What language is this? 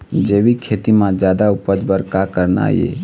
Chhattisgarhi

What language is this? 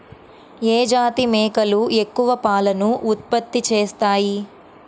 Telugu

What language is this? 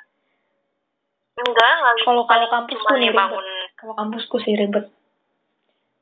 Indonesian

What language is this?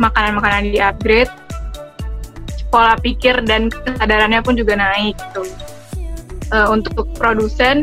Indonesian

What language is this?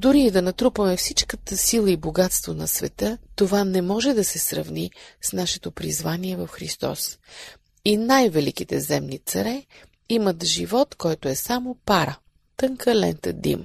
Bulgarian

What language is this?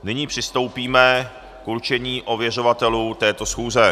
Czech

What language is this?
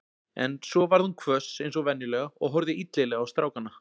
Icelandic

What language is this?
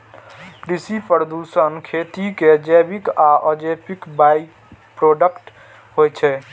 Maithili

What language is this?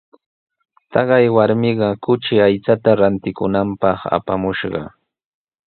Sihuas Ancash Quechua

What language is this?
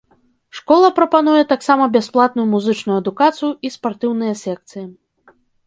Belarusian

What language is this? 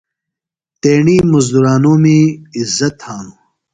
Phalura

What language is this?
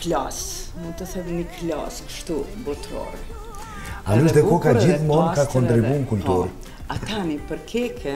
Romanian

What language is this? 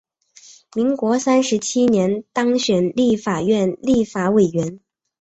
Chinese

